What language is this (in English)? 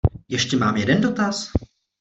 Czech